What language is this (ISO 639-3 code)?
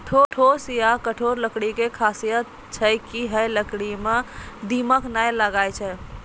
mai